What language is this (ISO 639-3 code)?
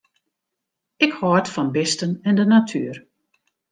fry